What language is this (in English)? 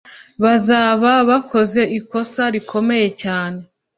Kinyarwanda